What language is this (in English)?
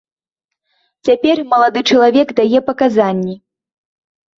Belarusian